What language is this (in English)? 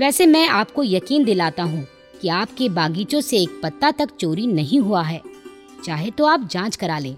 Hindi